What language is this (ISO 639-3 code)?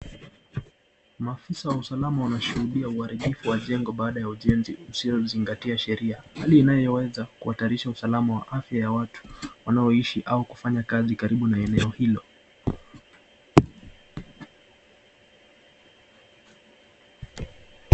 swa